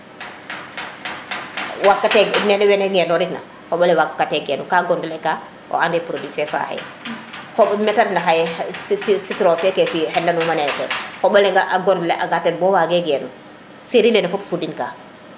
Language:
Serer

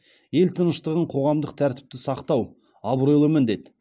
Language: Kazakh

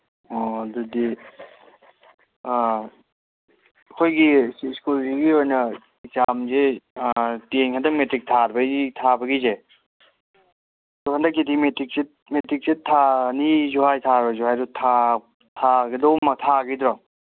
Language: Manipuri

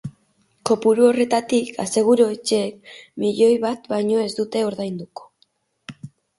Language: Basque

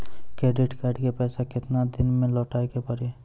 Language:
Maithili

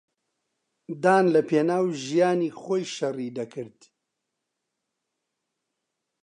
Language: Central Kurdish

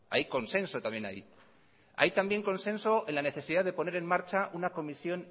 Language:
Spanish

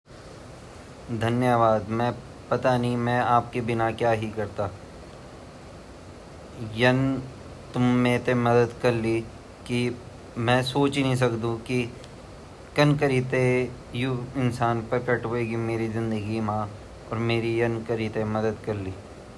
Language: Garhwali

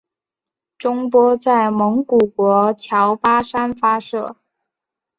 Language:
Chinese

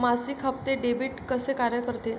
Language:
Marathi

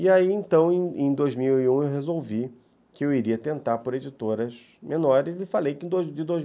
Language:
Portuguese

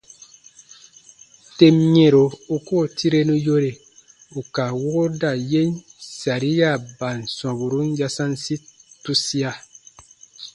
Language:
Baatonum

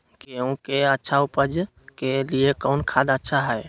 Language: Magahi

